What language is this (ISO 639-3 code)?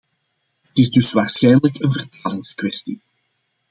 nld